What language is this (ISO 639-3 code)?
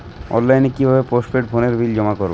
ben